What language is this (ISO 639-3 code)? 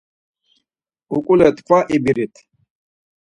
lzz